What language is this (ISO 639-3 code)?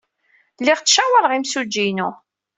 kab